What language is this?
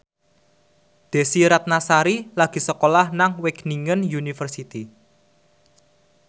Javanese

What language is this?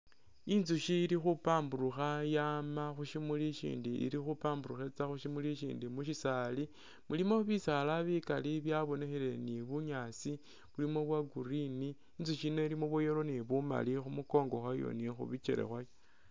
Masaaba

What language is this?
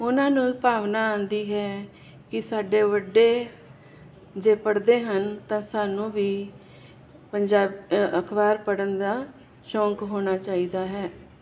Punjabi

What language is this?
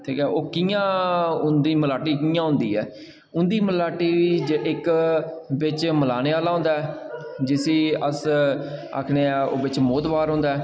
Dogri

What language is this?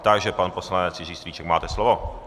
Czech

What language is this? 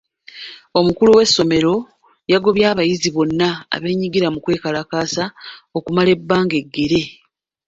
Ganda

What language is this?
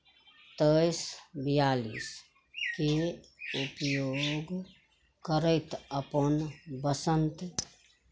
Maithili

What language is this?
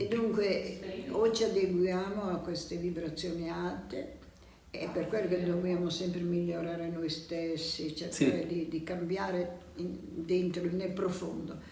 Italian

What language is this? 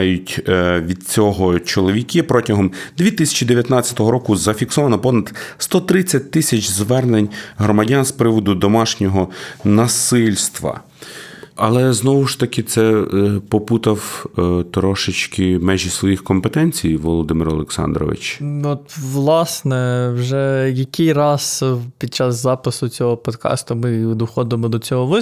Ukrainian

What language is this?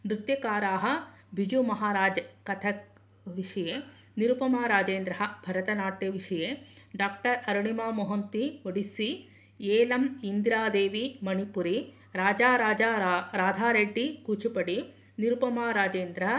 Sanskrit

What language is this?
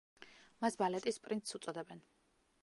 Georgian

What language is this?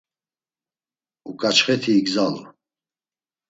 Laz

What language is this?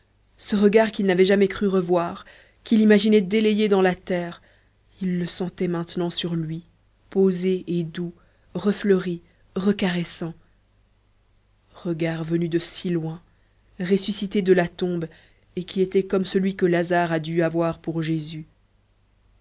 French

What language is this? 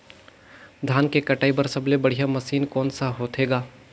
Chhattisgarhi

